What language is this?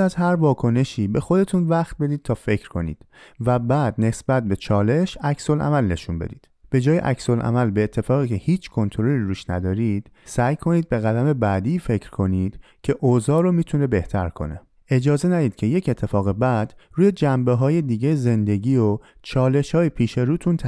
Persian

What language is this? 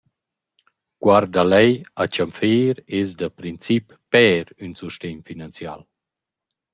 Romansh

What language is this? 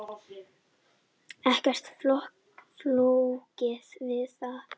Icelandic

